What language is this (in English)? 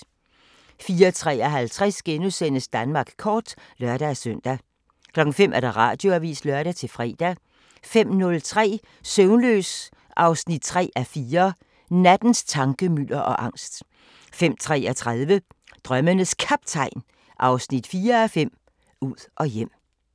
Danish